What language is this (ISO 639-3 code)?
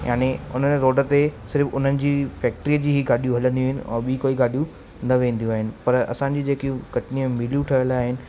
snd